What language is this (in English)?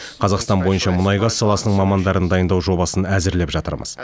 Kazakh